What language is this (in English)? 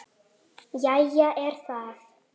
Icelandic